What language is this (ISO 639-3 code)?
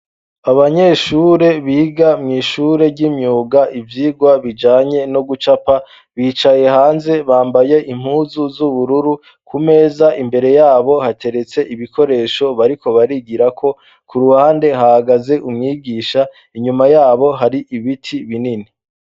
run